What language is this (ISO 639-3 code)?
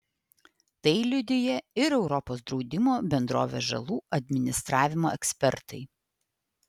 lit